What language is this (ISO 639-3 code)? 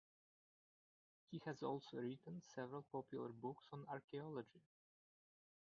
eng